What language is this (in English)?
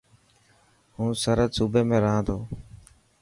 Dhatki